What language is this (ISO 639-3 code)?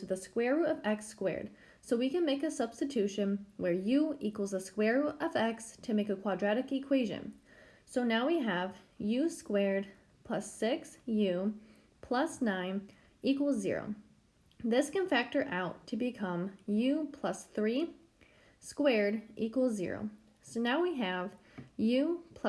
eng